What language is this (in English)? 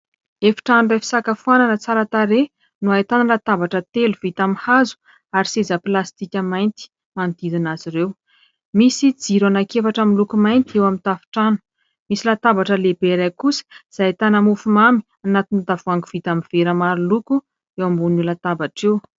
Malagasy